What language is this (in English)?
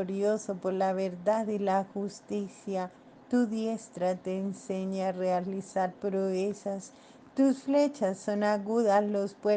Spanish